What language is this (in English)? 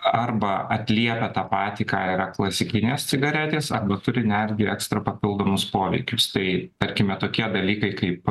Lithuanian